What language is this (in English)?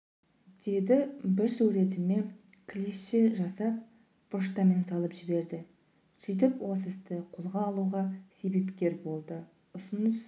Kazakh